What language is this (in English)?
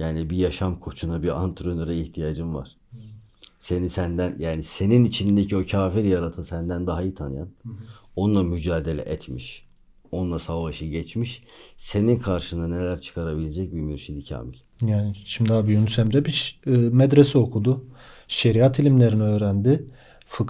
Turkish